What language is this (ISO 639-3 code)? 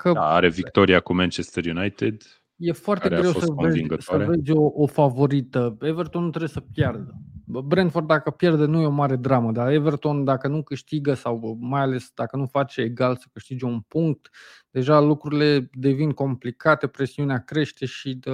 ron